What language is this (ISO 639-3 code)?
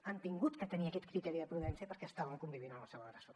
cat